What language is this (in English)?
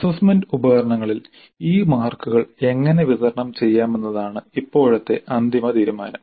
Malayalam